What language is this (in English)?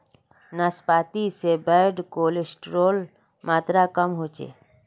Magahi